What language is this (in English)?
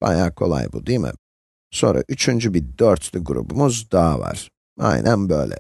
Turkish